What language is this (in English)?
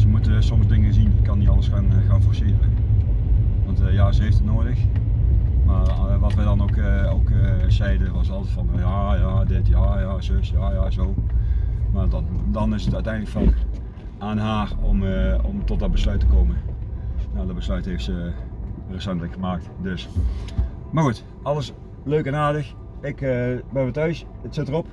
Dutch